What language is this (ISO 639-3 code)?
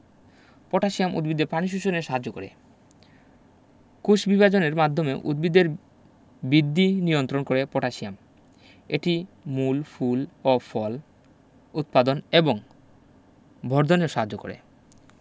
ben